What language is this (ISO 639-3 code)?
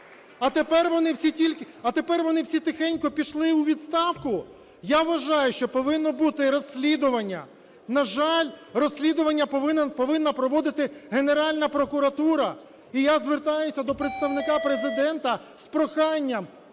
ukr